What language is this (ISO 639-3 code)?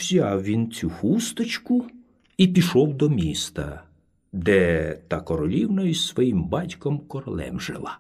ukr